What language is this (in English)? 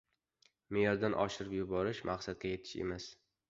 Uzbek